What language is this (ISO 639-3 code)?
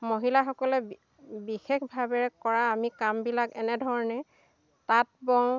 asm